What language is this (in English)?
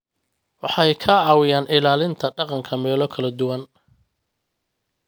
Somali